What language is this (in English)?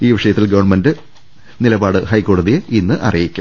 Malayalam